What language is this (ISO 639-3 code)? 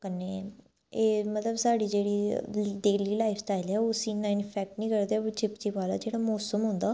doi